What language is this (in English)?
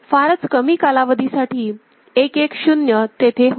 Marathi